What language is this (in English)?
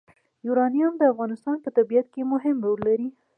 Pashto